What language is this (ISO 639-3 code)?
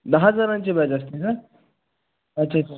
mar